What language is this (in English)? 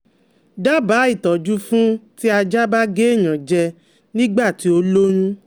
Yoruba